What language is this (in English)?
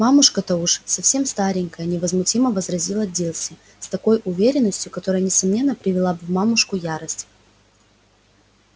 Russian